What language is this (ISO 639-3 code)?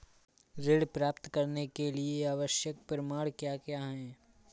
hin